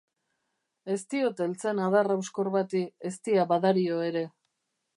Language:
Basque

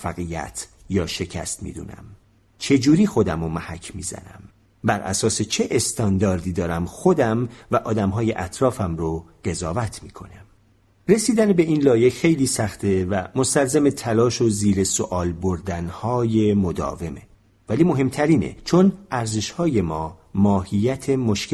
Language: Persian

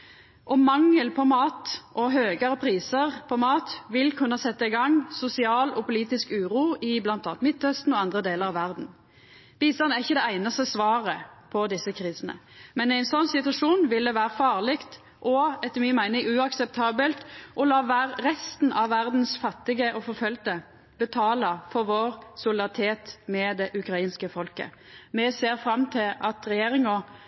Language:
Norwegian Nynorsk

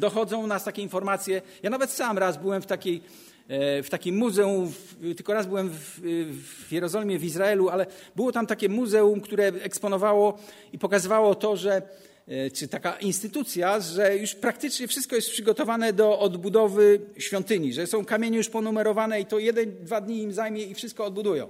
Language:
Polish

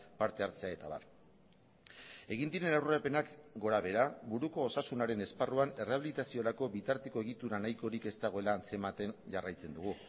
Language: Basque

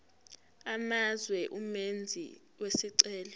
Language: Zulu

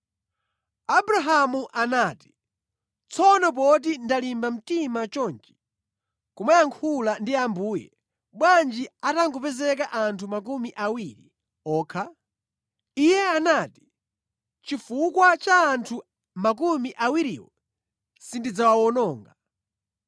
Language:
Nyanja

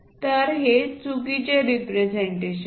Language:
Marathi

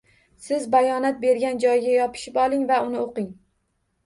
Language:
Uzbek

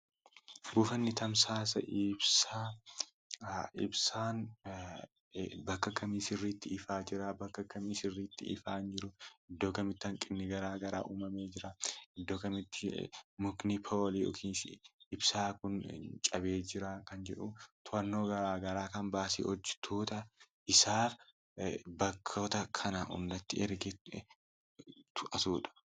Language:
Oromo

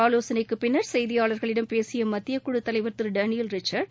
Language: Tamil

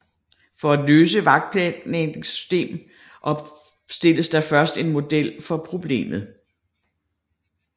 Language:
Danish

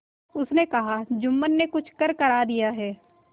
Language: Hindi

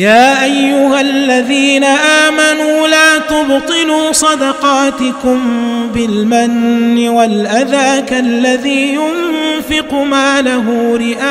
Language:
Arabic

